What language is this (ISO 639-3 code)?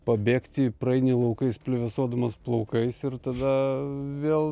lit